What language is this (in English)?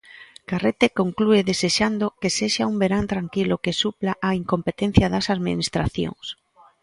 Galician